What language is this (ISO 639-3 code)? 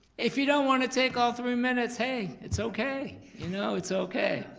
eng